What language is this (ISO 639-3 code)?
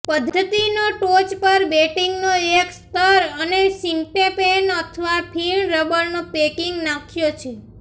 guj